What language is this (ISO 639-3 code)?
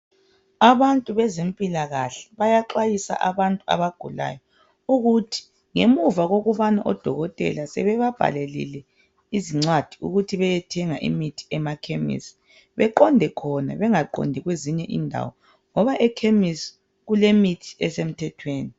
nde